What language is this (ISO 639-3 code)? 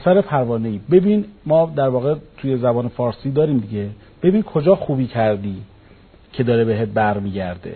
fas